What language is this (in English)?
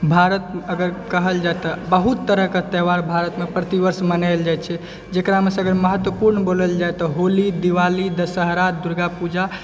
Maithili